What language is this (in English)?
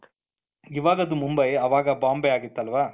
Kannada